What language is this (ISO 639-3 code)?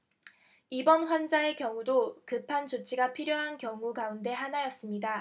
kor